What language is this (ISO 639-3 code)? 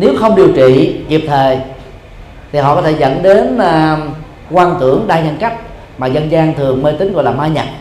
vie